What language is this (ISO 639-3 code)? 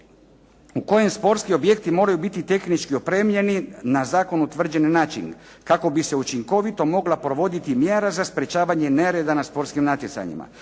hrv